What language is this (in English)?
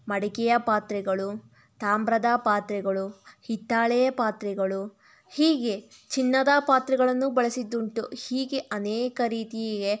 Kannada